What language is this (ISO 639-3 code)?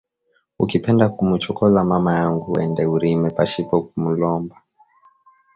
swa